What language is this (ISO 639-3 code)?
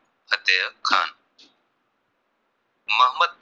guj